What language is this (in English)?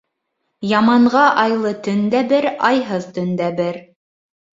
Bashkir